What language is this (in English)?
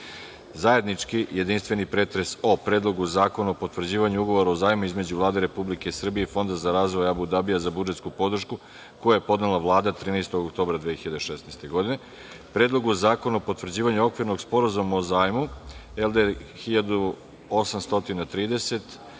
Serbian